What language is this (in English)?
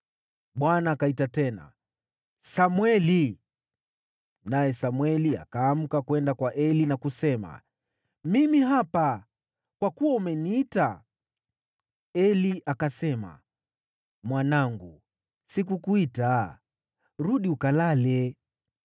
Swahili